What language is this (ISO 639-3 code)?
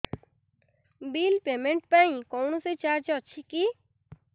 ori